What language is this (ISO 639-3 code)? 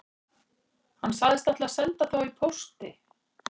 isl